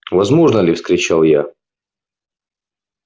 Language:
Russian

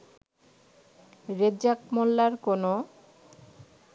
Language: Bangla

